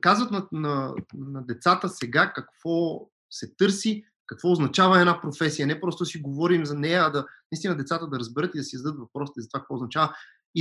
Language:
Bulgarian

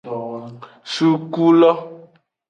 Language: Aja (Benin)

